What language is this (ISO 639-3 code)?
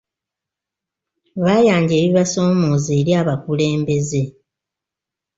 lug